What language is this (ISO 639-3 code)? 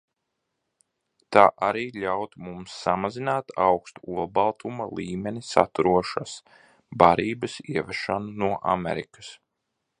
lav